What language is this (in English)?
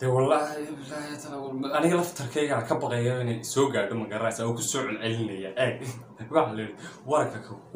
Arabic